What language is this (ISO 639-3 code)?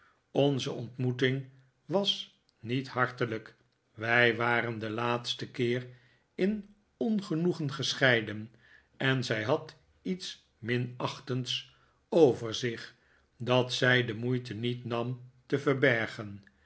nld